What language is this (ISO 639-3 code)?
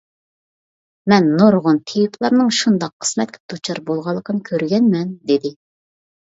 uig